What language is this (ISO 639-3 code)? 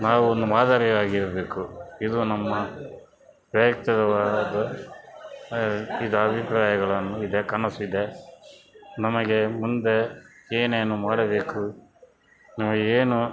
kan